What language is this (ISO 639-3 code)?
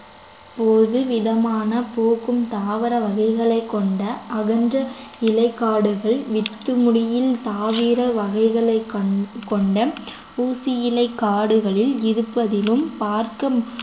tam